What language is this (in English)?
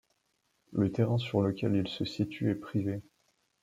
French